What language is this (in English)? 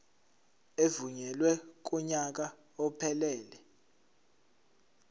Zulu